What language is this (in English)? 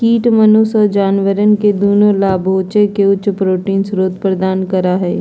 Magahi